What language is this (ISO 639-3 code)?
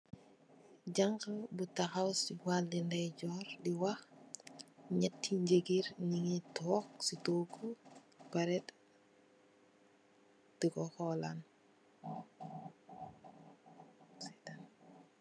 wol